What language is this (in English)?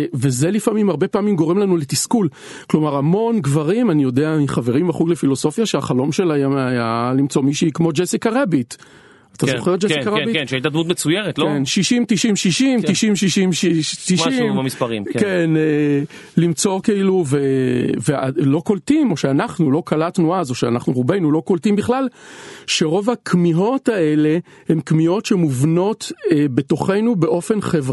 Hebrew